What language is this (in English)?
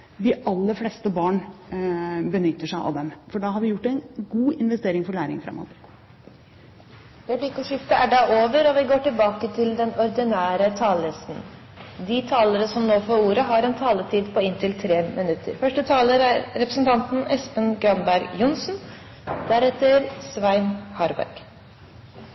Norwegian